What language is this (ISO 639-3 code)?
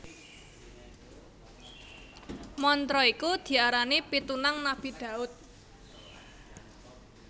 jav